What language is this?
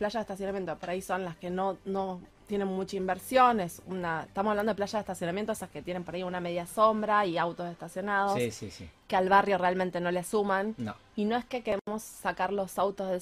Spanish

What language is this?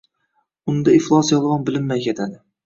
Uzbek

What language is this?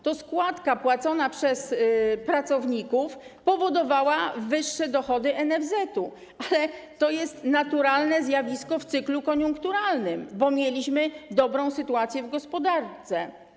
Polish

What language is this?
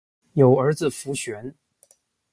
Chinese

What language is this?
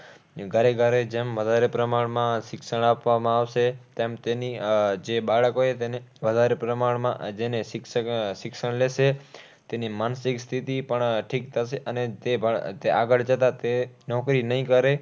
Gujarati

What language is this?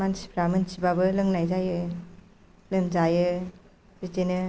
Bodo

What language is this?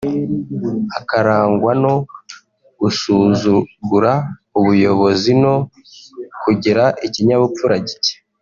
Kinyarwanda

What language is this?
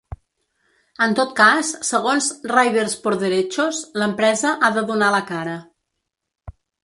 Catalan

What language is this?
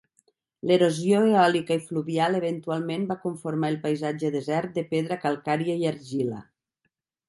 Catalan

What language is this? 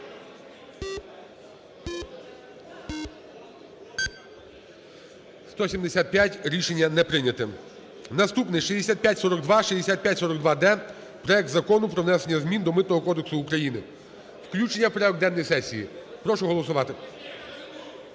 Ukrainian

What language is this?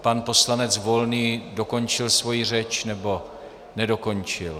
Czech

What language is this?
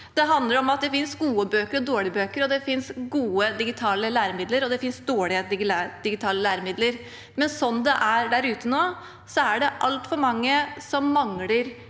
Norwegian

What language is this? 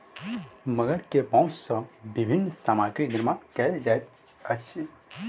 Maithili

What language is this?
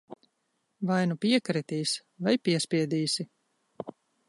Latvian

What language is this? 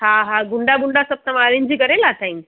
Sindhi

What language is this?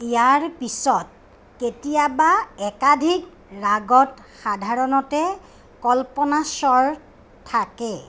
Assamese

